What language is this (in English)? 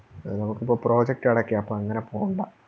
Malayalam